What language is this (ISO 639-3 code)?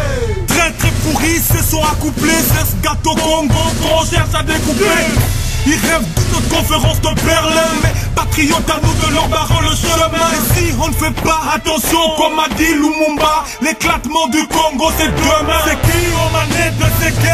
fra